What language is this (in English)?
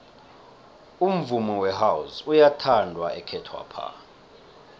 South Ndebele